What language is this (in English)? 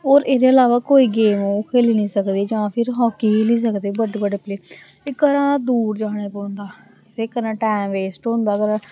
Dogri